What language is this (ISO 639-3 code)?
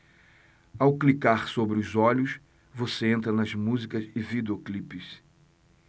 por